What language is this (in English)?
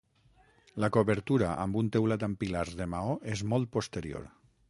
Catalan